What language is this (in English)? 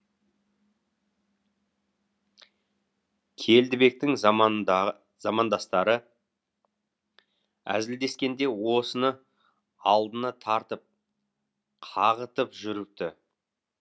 Kazakh